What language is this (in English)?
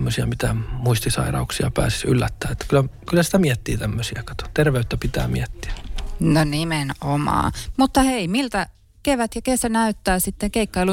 Finnish